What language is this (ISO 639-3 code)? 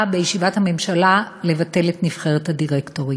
heb